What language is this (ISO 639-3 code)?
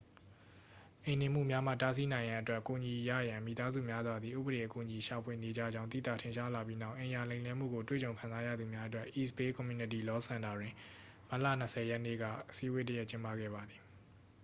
mya